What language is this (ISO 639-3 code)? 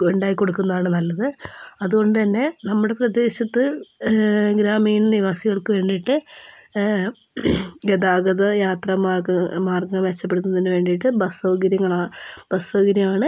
mal